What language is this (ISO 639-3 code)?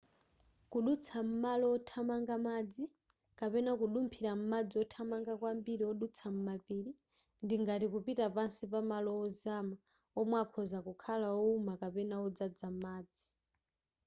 nya